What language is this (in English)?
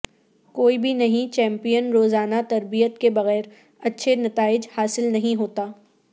Urdu